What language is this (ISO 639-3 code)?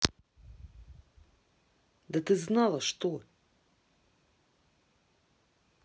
rus